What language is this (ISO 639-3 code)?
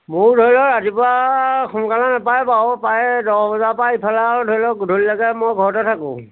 asm